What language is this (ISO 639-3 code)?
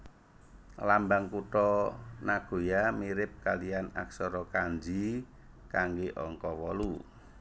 jav